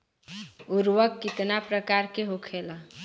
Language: Bhojpuri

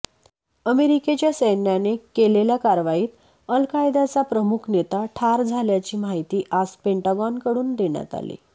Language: Marathi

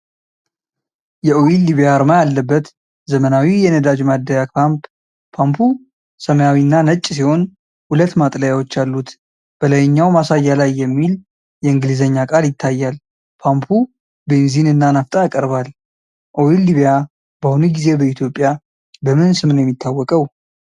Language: Amharic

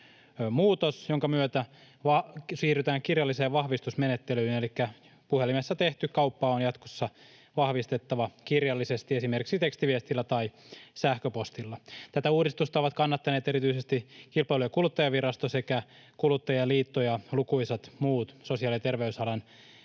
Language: Finnish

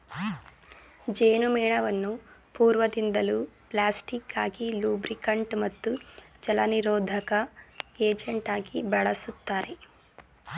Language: Kannada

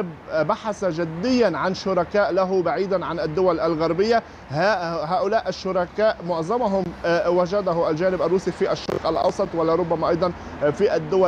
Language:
Arabic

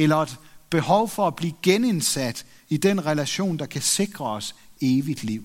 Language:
Danish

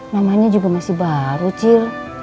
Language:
Indonesian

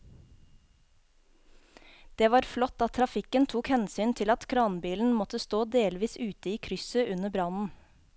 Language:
Norwegian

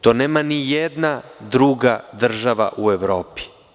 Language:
Serbian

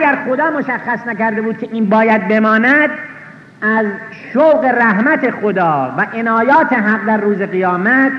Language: Persian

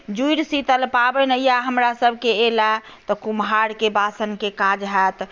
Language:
Maithili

